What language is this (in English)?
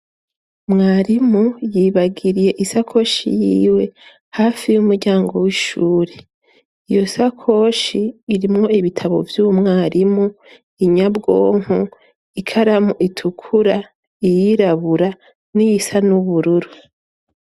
Rundi